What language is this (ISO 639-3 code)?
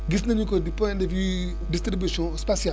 wol